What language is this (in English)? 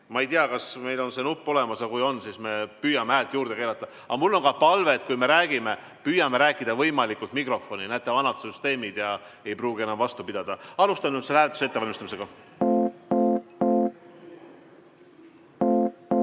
Estonian